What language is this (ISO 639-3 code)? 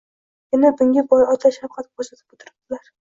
uzb